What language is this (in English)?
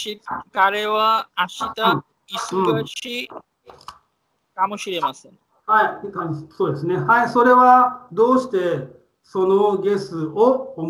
Japanese